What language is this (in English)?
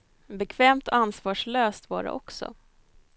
Swedish